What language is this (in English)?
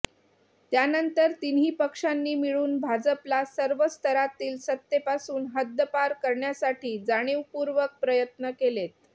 Marathi